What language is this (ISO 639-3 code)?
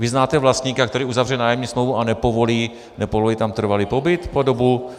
ces